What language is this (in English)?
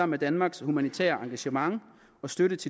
Danish